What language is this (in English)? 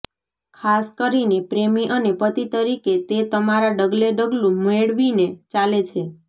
Gujarati